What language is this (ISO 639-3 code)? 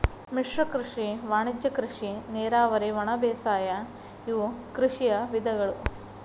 kan